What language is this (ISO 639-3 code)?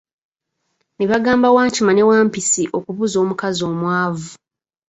lug